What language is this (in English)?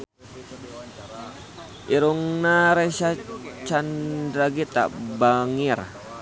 Sundanese